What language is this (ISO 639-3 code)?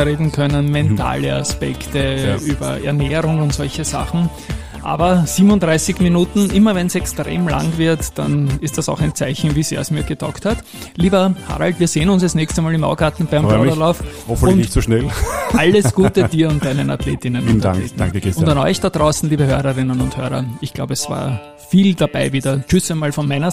deu